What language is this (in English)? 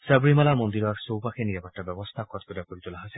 Assamese